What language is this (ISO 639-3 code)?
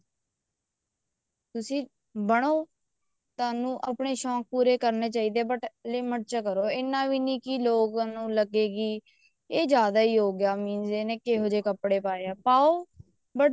pan